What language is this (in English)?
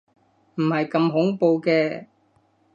Cantonese